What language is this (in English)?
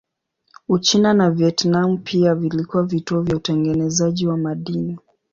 Swahili